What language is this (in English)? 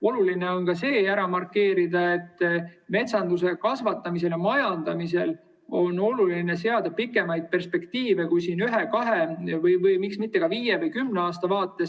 Estonian